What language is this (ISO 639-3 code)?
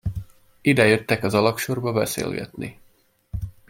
hun